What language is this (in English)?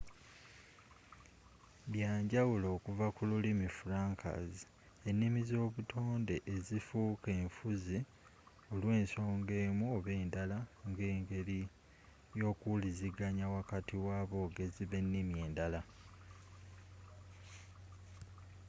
Ganda